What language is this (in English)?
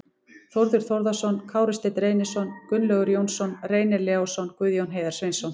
Icelandic